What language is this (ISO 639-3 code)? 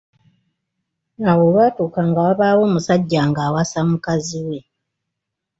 lug